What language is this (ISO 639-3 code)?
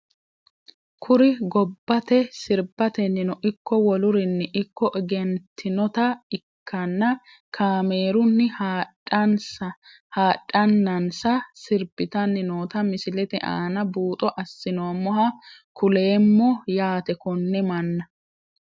sid